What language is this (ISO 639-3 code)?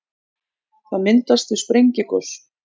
isl